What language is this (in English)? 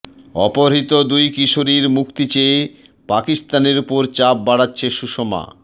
Bangla